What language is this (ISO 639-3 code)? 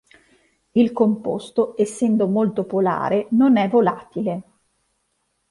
ita